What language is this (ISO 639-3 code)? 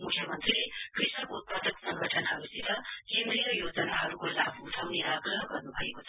nep